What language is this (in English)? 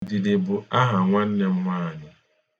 Igbo